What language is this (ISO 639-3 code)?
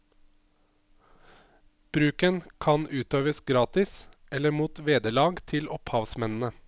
nor